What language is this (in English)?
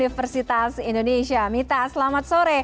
Indonesian